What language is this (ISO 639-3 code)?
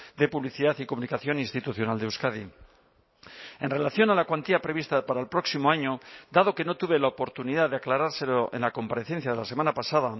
spa